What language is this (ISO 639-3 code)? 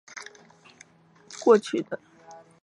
zho